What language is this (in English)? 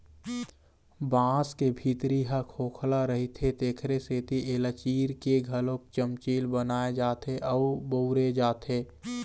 Chhattisgarhi